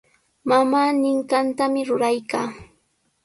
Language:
Sihuas Ancash Quechua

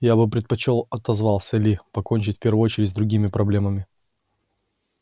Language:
Russian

